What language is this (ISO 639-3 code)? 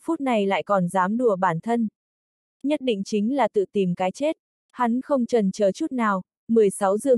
vie